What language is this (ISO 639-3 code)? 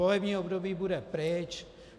ces